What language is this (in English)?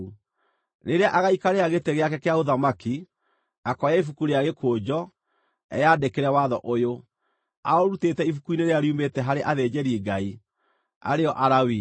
Kikuyu